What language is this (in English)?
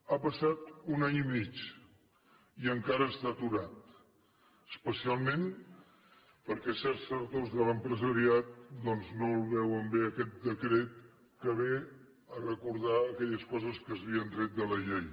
Catalan